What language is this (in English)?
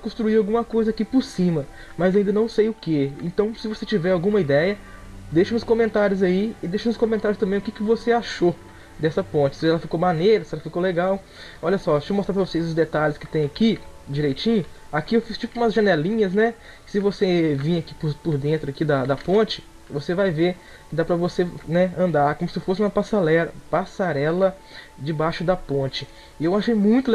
Portuguese